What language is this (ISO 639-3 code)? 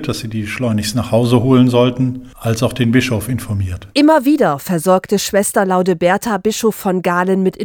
deu